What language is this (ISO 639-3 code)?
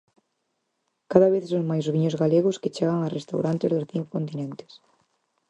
glg